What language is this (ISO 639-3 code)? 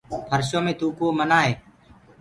ggg